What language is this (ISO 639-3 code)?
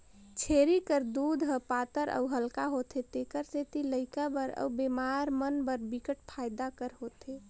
hne